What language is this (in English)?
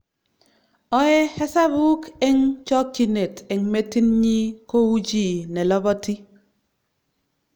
Kalenjin